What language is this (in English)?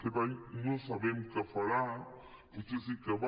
Catalan